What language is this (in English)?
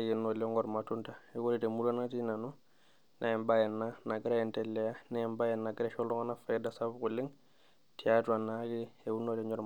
Masai